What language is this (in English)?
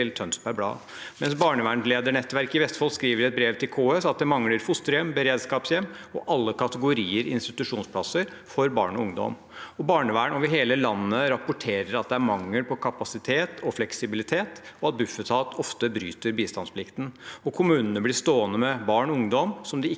Norwegian